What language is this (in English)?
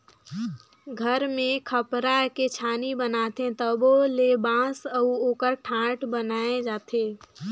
Chhattisgarhi